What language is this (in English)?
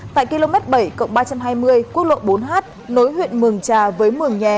Vietnamese